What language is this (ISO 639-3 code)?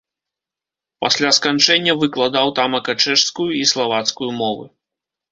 bel